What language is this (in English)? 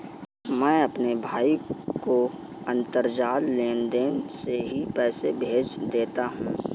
Hindi